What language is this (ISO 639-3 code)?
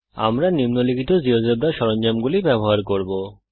ben